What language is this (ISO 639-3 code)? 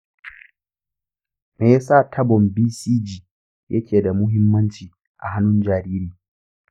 hau